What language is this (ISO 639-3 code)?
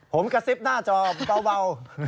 tha